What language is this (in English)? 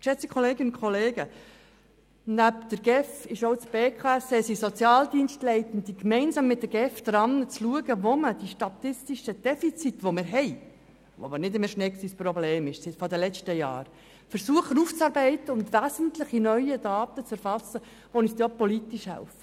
Swiss German